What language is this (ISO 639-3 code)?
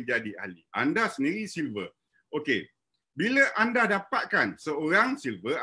msa